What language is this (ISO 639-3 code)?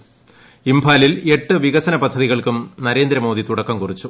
mal